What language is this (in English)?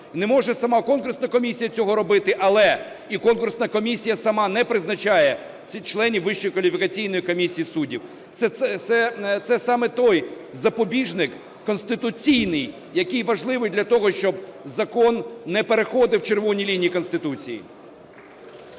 Ukrainian